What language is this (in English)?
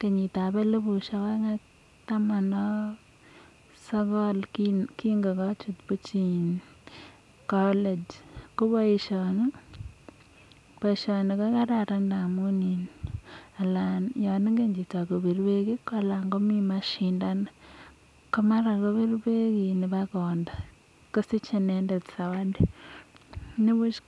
Kalenjin